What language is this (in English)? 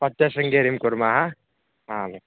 Sanskrit